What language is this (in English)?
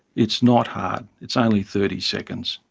English